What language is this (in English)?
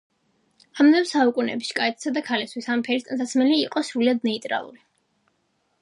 Georgian